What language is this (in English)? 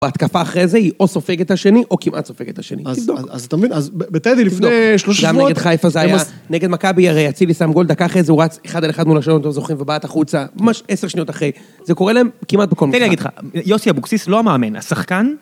Hebrew